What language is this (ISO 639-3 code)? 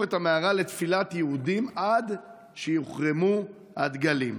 heb